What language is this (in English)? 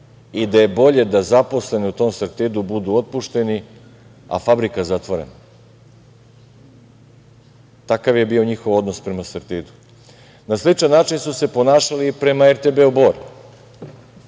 Serbian